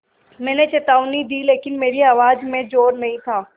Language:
Hindi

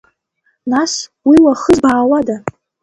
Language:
Abkhazian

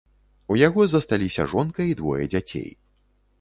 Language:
Belarusian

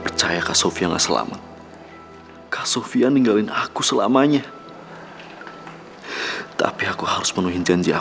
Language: Indonesian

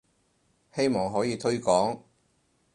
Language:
Cantonese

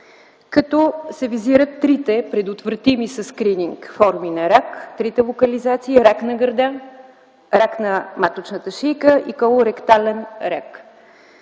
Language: Bulgarian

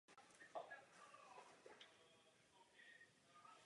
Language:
Czech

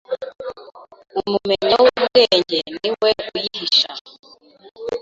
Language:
Kinyarwanda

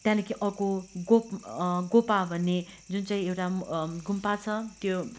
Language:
Nepali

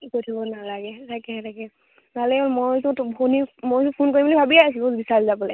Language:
Assamese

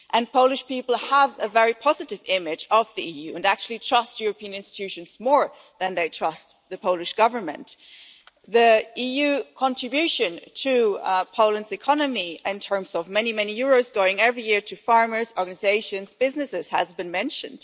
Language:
English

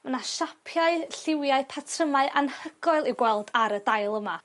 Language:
Welsh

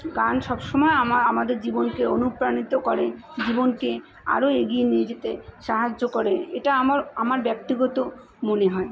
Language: Bangla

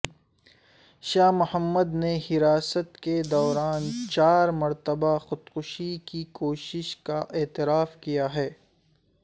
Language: Urdu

